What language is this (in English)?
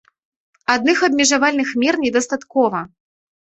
Belarusian